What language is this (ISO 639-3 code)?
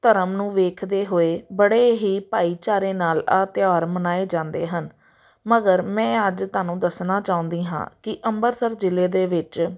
pan